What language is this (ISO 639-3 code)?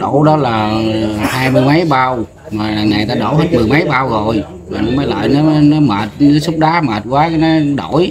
vie